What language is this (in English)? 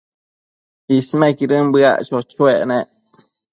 Matsés